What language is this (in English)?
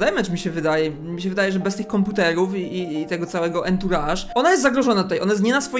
Polish